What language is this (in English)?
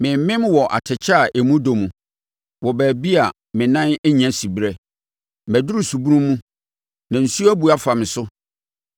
Akan